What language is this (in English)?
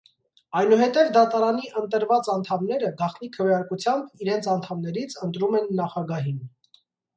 Armenian